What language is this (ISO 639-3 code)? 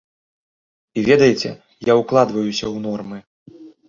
bel